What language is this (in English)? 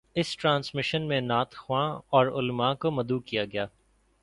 Urdu